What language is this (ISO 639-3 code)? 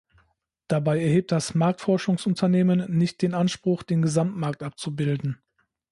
deu